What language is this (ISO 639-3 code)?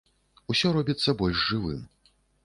bel